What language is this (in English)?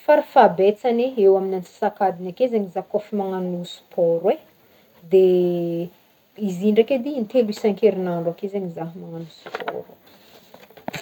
Northern Betsimisaraka Malagasy